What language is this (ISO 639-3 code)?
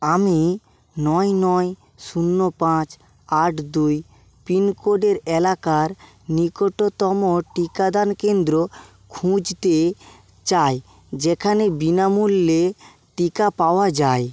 ben